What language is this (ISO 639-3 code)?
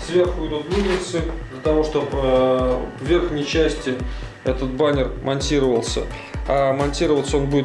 rus